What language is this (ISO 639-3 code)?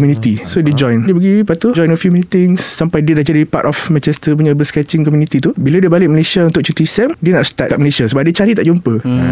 msa